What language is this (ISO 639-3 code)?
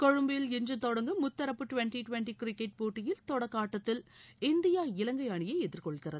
tam